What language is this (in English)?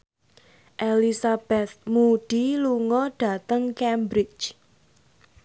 Javanese